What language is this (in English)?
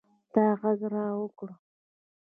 Pashto